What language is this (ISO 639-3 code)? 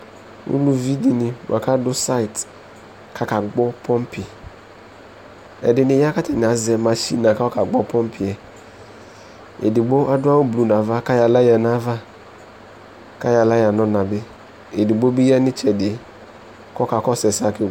kpo